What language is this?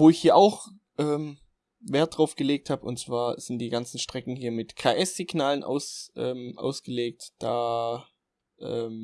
German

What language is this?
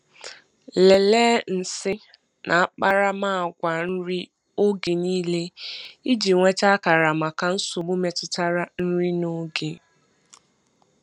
Igbo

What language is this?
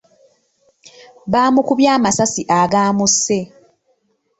Ganda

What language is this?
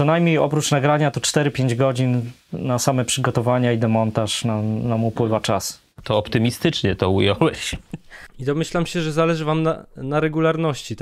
Polish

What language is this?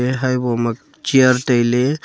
Wancho Naga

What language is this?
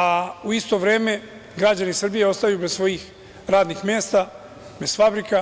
Serbian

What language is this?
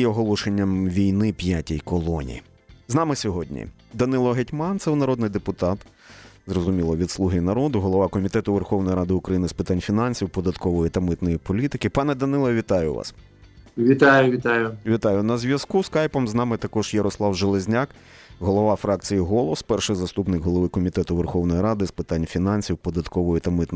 Ukrainian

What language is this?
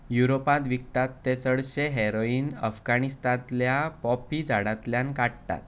Konkani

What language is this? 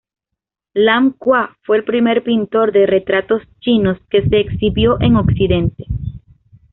Spanish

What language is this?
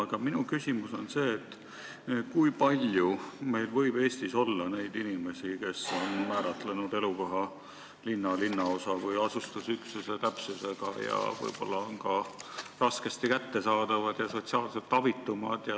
Estonian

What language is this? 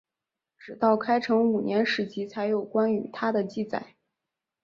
Chinese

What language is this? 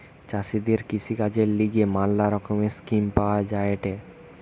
Bangla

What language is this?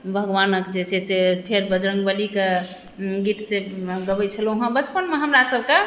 Maithili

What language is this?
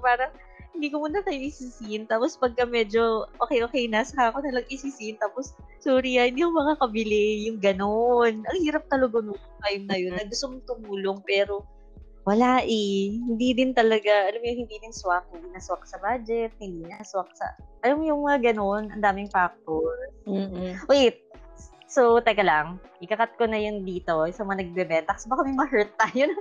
Filipino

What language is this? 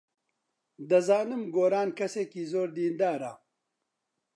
Central Kurdish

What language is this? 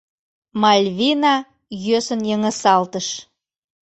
Mari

